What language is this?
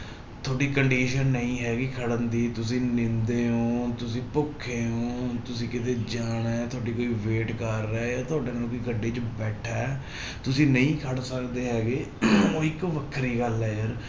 Punjabi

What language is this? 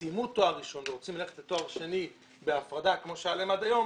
Hebrew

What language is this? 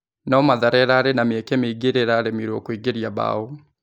Kikuyu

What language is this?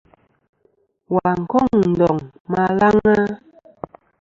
Kom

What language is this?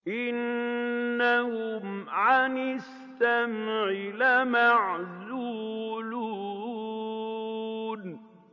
Arabic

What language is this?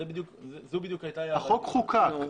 Hebrew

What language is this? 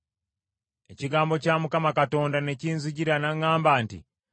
Ganda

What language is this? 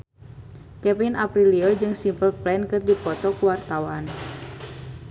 Sundanese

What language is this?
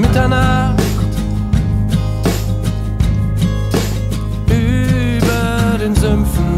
German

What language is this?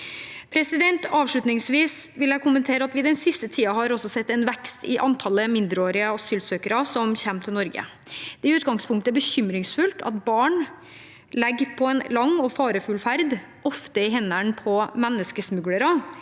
Norwegian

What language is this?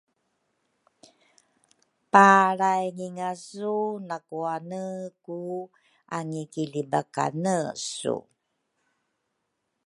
Rukai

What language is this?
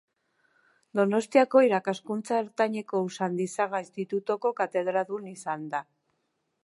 Basque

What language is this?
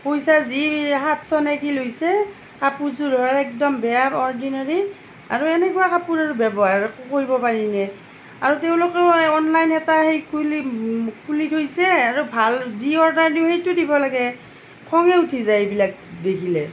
Assamese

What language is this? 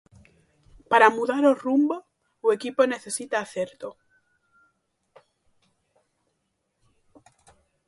Galician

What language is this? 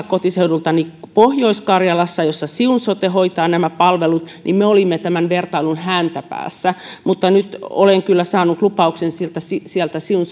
Finnish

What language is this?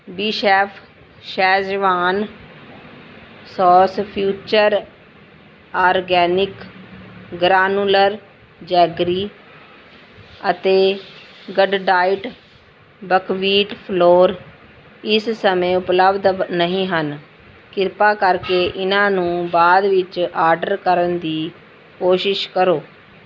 Punjabi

